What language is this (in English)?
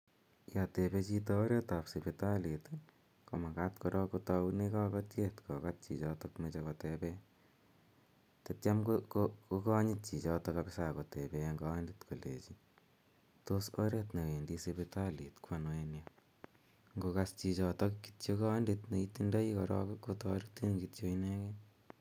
Kalenjin